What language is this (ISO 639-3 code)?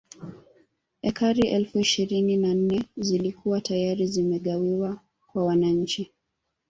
swa